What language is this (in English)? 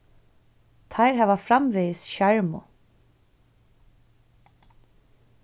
Faroese